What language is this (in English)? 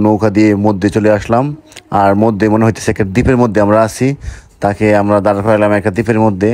Arabic